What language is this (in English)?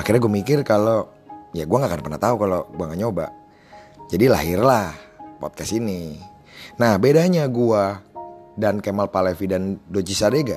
Indonesian